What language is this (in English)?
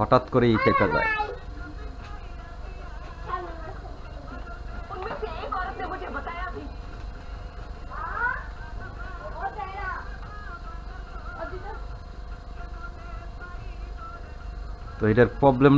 Bangla